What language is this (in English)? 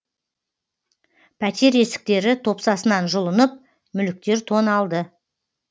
Kazakh